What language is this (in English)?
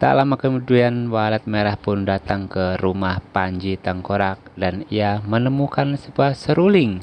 Indonesian